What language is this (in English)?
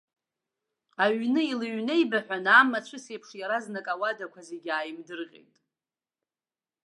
Abkhazian